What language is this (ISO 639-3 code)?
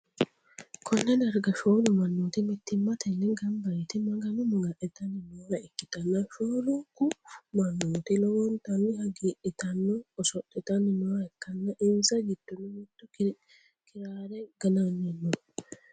sid